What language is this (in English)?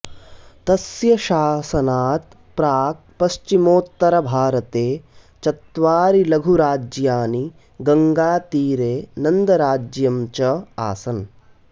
Sanskrit